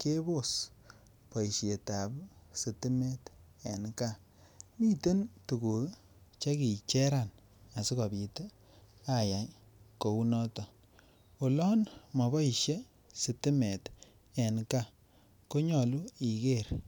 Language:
Kalenjin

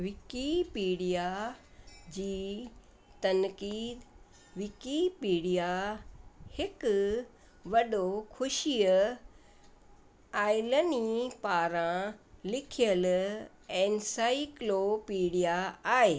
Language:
Sindhi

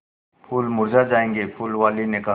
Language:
Hindi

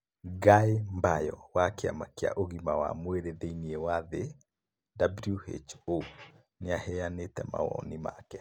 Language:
Kikuyu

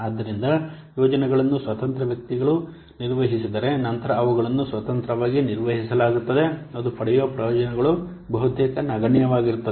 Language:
Kannada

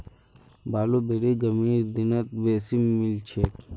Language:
Magahi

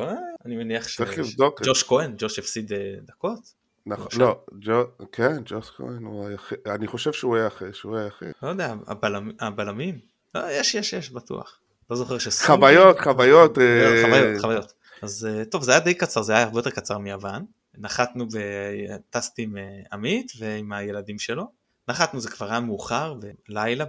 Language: Hebrew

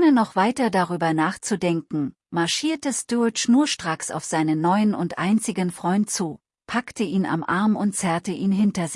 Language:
German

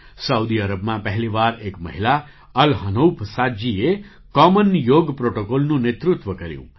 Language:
Gujarati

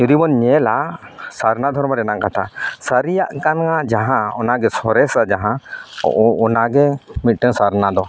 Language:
Santali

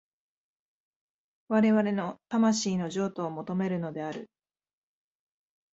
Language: Japanese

